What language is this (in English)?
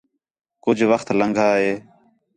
Khetrani